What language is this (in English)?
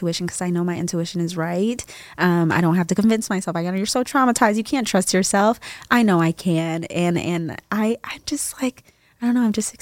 English